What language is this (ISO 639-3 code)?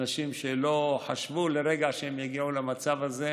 heb